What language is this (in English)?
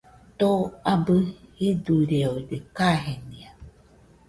Nüpode Huitoto